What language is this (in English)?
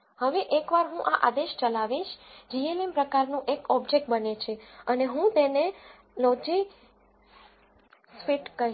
Gujarati